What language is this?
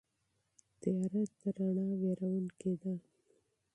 Pashto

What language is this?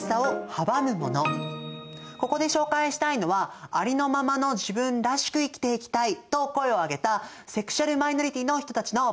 Japanese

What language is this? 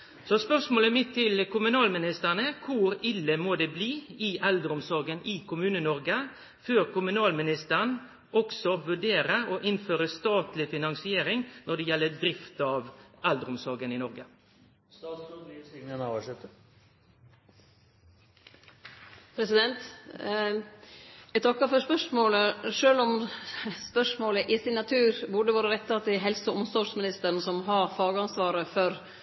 Norwegian Nynorsk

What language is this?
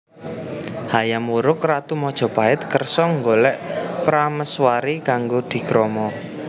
Javanese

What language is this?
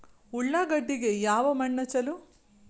Kannada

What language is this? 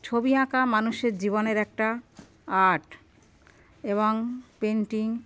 Bangla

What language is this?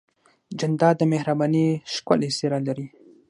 Pashto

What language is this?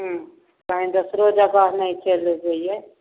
Maithili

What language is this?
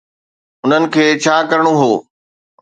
Sindhi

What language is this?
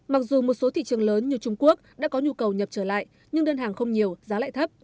Vietnamese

